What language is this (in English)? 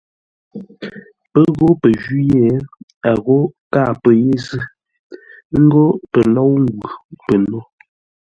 Ngombale